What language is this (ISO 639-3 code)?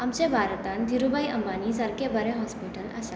kok